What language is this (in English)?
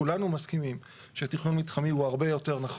Hebrew